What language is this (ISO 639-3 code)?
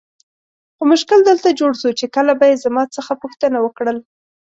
pus